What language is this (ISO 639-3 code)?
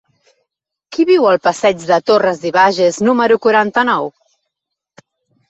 cat